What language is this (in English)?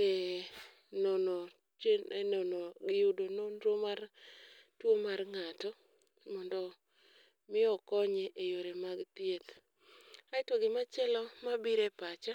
Luo (Kenya and Tanzania)